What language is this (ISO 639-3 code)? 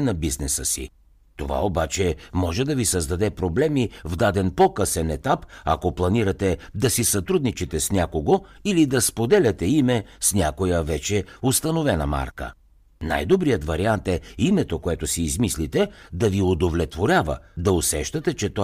bul